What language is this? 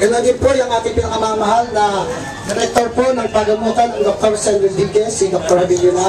Filipino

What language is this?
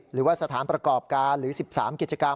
Thai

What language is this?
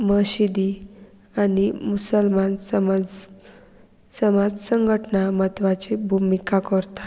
Konkani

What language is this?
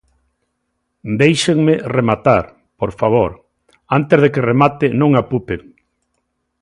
Galician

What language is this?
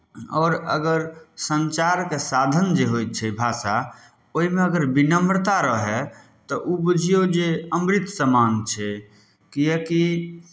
Maithili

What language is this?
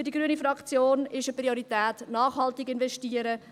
Swiss German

